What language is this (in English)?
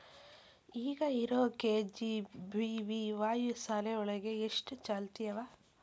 Kannada